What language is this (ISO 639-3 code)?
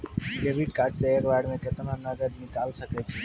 mai